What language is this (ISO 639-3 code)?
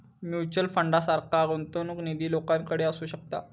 mar